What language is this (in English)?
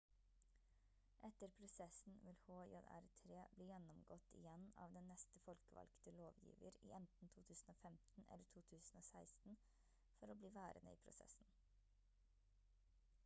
Norwegian Bokmål